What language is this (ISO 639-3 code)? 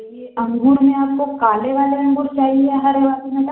hin